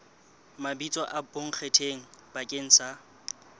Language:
Southern Sotho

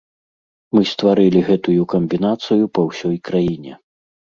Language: Belarusian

